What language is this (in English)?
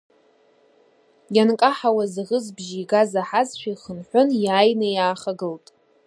Abkhazian